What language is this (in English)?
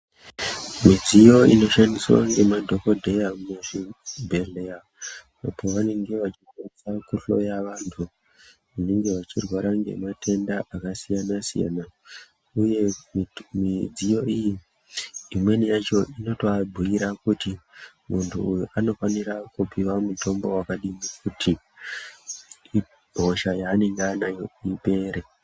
Ndau